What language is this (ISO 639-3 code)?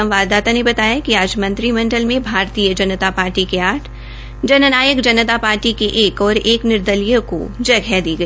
hin